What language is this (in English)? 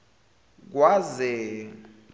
Zulu